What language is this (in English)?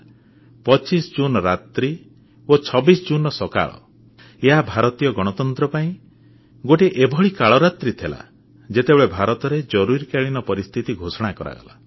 Odia